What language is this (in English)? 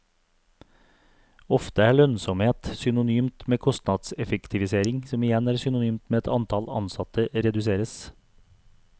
Norwegian